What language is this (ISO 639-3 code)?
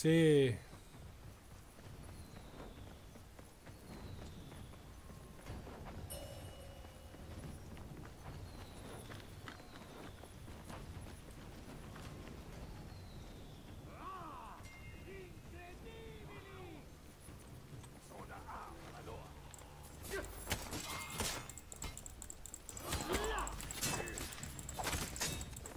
deu